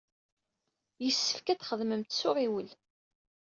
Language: Kabyle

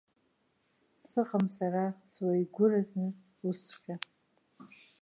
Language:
Abkhazian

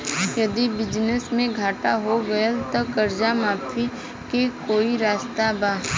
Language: Bhojpuri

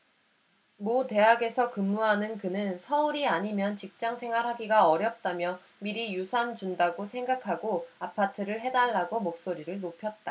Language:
Korean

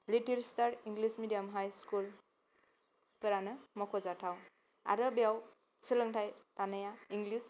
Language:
Bodo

